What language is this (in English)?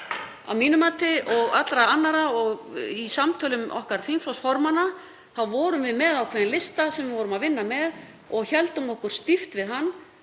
Icelandic